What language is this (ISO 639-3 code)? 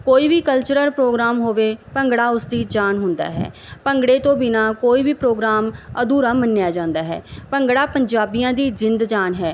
pan